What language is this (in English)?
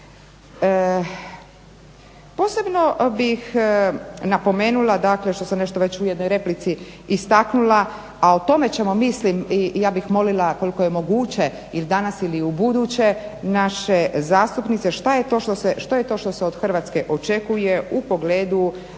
Croatian